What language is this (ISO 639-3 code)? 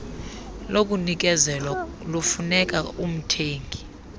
xho